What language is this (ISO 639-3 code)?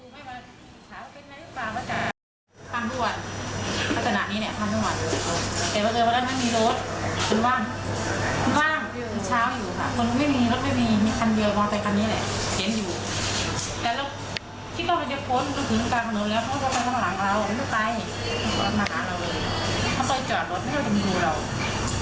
tha